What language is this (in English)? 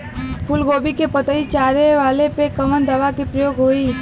Bhojpuri